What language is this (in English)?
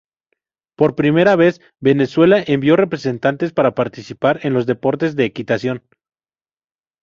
Spanish